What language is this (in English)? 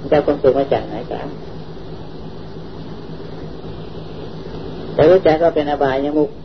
Thai